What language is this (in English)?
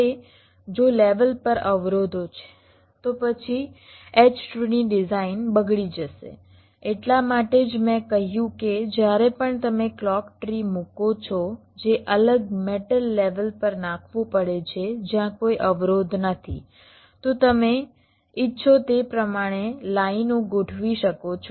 Gujarati